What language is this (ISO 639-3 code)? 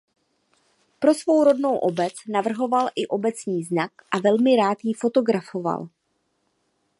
ces